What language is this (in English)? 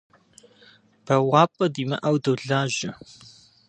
Kabardian